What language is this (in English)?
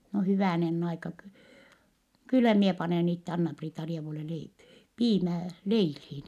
Finnish